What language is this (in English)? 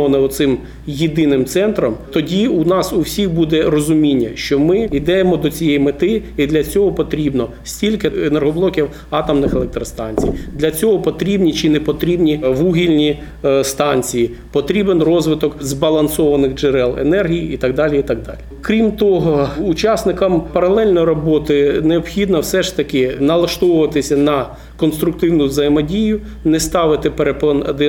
Ukrainian